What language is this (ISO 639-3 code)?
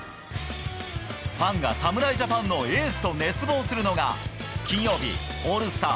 jpn